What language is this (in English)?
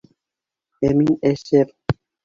Bashkir